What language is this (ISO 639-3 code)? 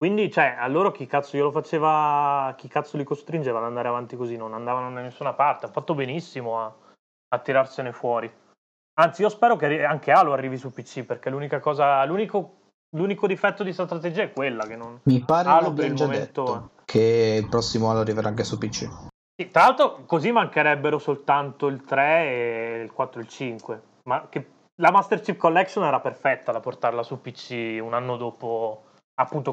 ita